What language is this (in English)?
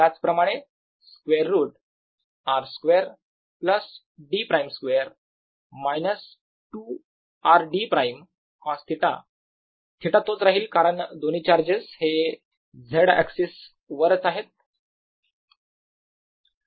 Marathi